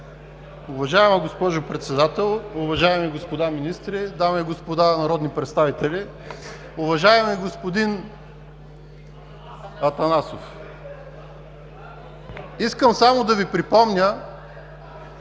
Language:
Bulgarian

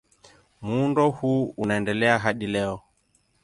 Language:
Swahili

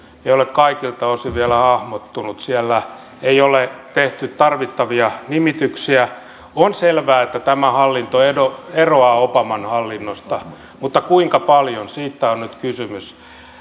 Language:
Finnish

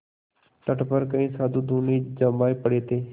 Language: Hindi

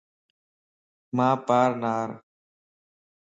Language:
Lasi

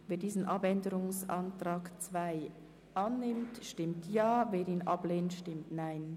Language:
Swiss German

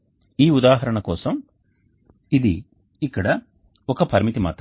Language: Telugu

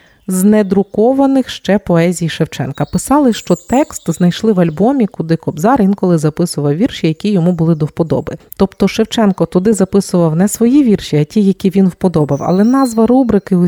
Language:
Ukrainian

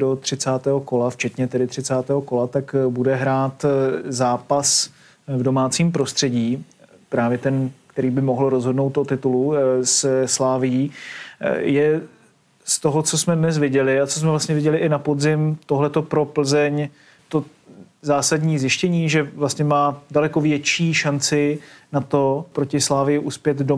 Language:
Czech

